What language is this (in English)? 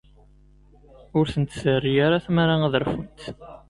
Kabyle